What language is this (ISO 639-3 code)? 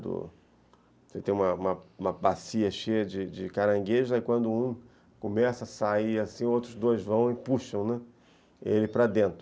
por